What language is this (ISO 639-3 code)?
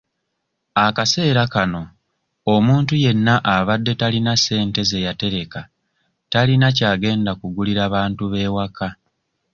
lug